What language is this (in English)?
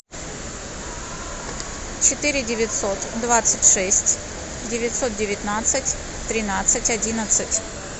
Russian